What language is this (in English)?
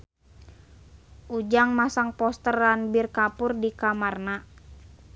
Sundanese